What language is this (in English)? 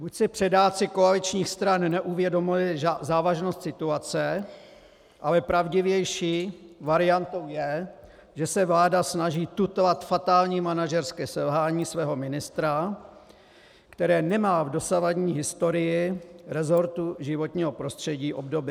Czech